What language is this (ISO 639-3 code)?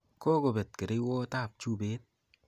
kln